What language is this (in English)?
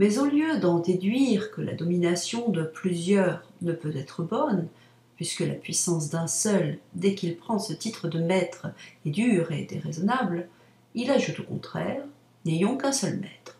French